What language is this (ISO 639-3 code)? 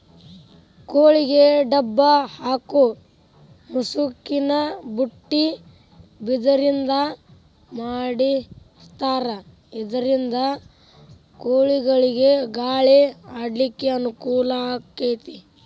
kan